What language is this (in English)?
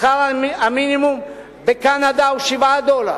Hebrew